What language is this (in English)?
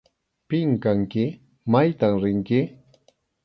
Arequipa-La Unión Quechua